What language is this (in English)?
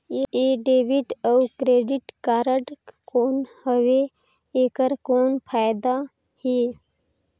Chhattisgarhi